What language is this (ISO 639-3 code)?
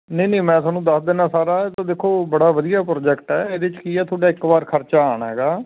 pan